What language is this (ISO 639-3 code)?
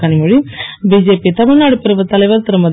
tam